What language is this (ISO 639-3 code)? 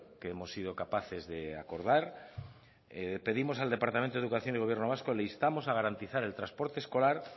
spa